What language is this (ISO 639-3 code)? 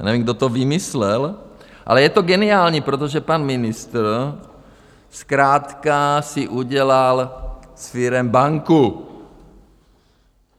ces